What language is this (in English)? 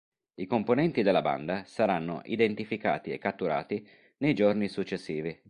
Italian